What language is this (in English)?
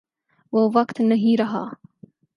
Urdu